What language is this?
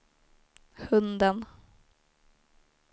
Swedish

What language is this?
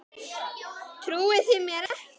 Icelandic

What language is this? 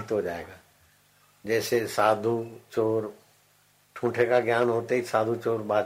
Hindi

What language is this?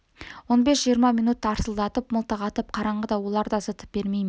Kazakh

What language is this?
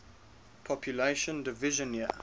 English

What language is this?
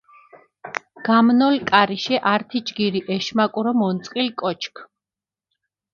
Mingrelian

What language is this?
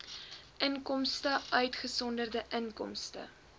Afrikaans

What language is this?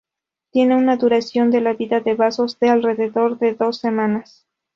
Spanish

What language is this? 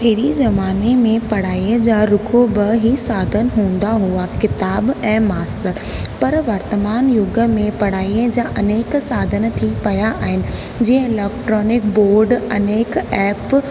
Sindhi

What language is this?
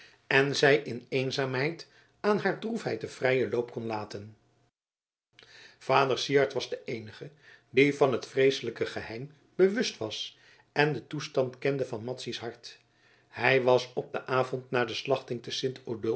Dutch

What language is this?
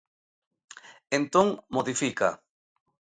Galician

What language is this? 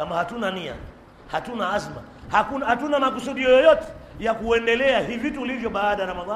Swahili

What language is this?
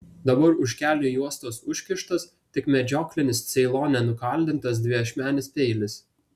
Lithuanian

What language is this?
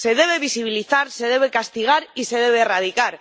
Spanish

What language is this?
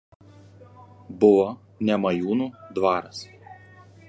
Lithuanian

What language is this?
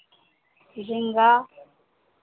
Maithili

